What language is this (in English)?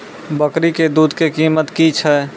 Maithili